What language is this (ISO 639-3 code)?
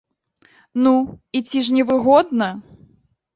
bel